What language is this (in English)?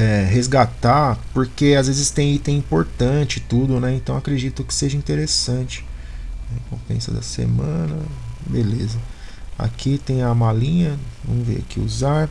Portuguese